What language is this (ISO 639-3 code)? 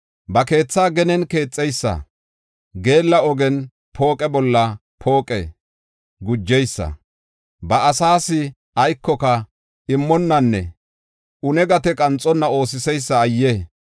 gof